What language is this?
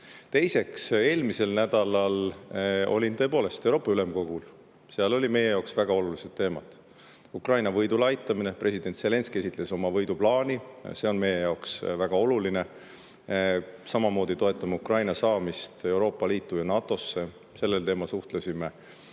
Estonian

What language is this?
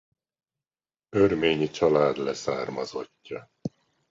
Hungarian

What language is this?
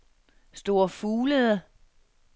Danish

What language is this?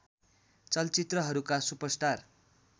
Nepali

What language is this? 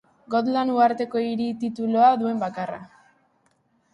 Basque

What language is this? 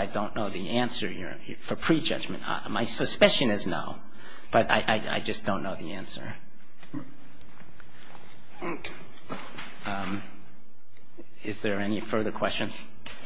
English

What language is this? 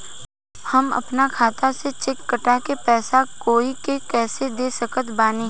Bhojpuri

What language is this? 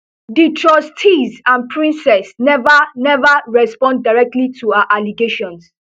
Nigerian Pidgin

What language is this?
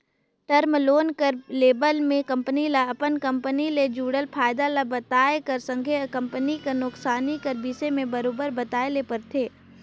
Chhattisgarhi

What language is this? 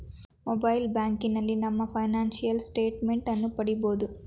Kannada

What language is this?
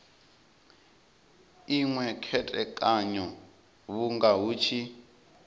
Venda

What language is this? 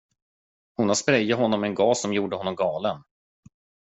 Swedish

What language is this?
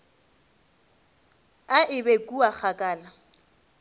Northern Sotho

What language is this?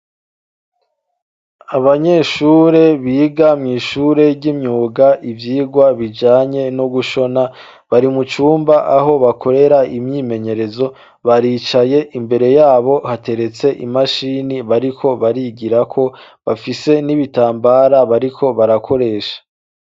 Rundi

